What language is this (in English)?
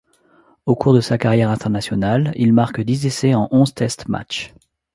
French